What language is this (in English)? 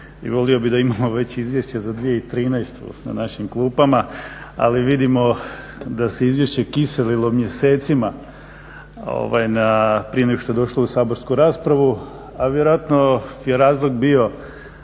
Croatian